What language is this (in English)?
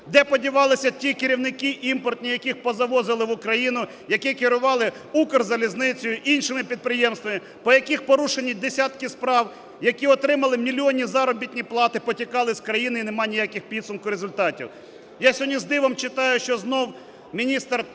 Ukrainian